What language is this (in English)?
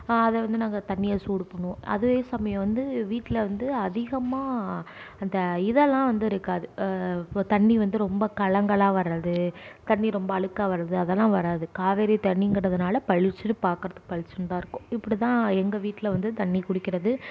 Tamil